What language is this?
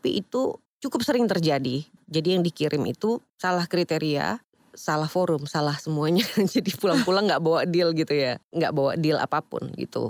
Indonesian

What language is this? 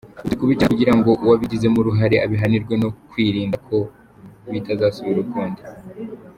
Kinyarwanda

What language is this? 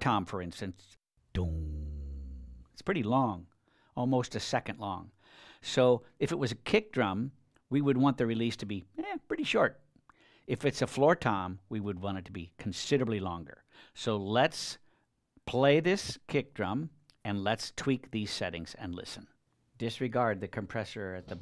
English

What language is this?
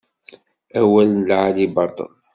Kabyle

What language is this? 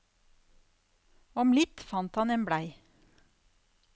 Norwegian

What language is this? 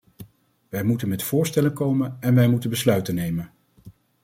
Dutch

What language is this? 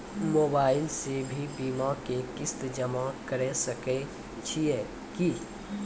Maithili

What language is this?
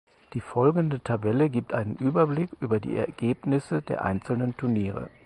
German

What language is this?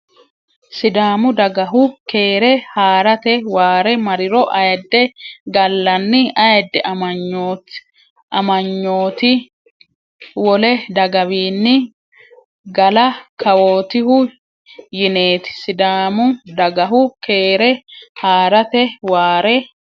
Sidamo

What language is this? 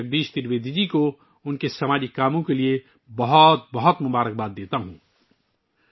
Urdu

